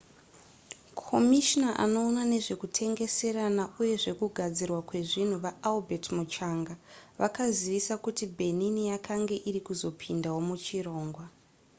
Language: Shona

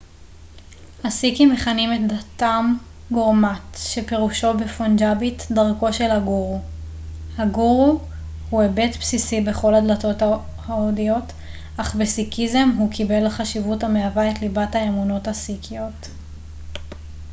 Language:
Hebrew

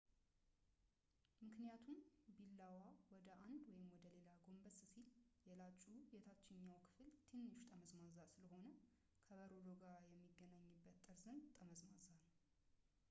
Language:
Amharic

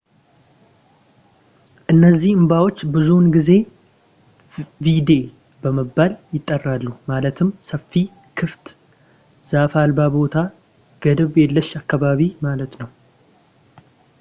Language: Amharic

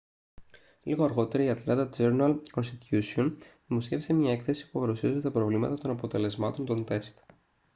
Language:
Greek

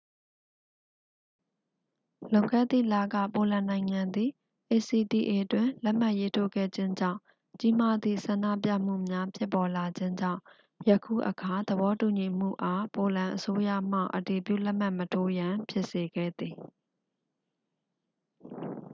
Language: Burmese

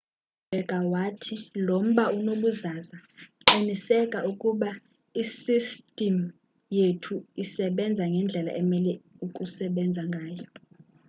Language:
Xhosa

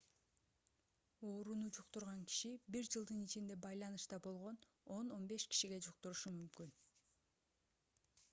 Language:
Kyrgyz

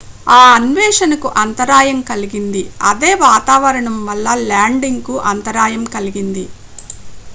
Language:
Telugu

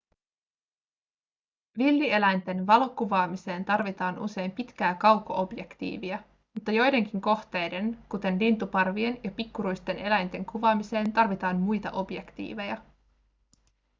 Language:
Finnish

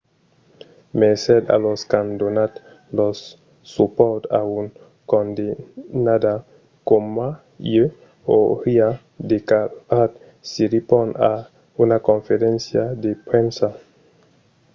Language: Occitan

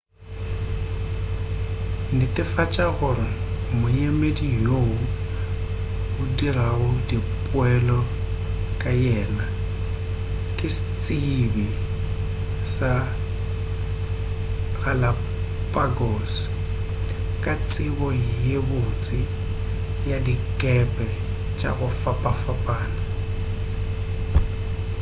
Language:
Northern Sotho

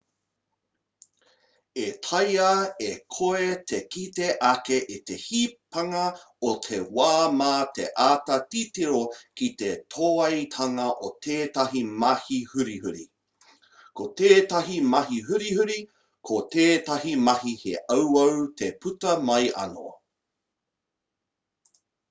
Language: Māori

